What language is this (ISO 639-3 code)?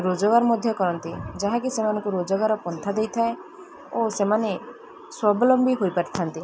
ori